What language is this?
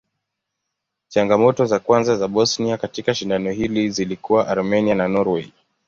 Swahili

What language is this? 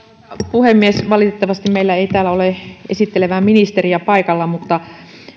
Finnish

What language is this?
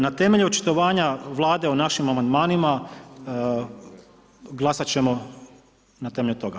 Croatian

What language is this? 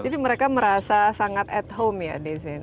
Indonesian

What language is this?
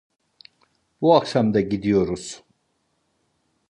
Turkish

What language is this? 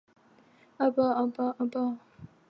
Chinese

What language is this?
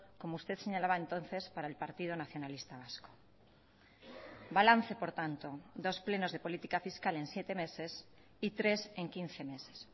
Spanish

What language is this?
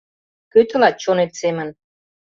Mari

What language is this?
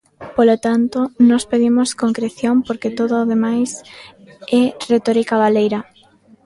Galician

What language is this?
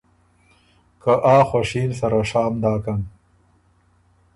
Ormuri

